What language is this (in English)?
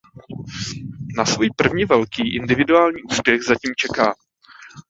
Czech